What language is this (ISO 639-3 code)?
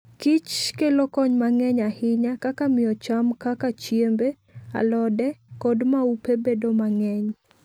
luo